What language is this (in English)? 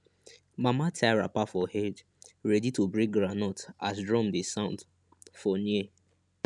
Nigerian Pidgin